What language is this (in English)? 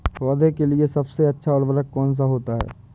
Hindi